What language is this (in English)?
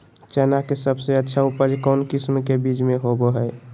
Magahi